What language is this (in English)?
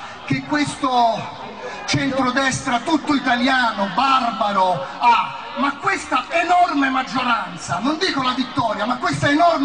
Italian